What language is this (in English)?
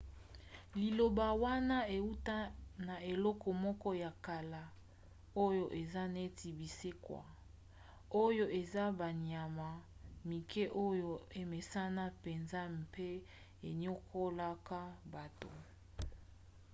Lingala